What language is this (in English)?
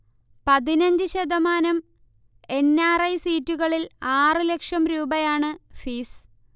Malayalam